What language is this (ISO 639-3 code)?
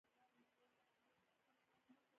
pus